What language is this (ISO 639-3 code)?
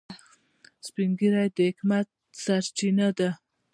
pus